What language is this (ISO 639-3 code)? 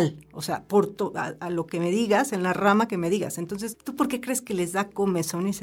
spa